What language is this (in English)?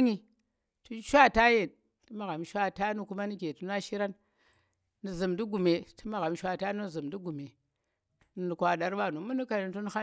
Tera